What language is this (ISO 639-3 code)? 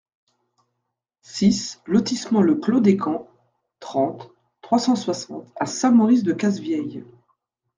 fra